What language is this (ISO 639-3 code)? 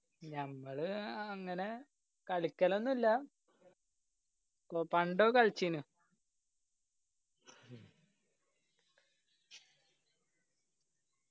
mal